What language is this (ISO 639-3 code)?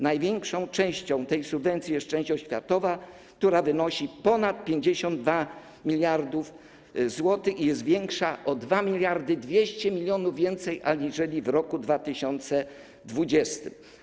pol